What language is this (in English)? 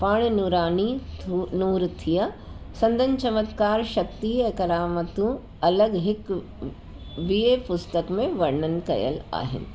Sindhi